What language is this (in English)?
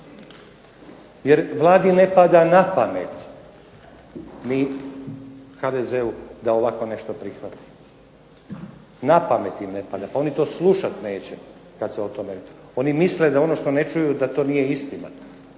Croatian